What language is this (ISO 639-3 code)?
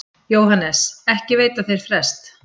isl